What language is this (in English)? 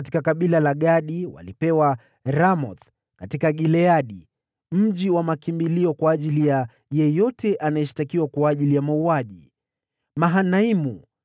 Swahili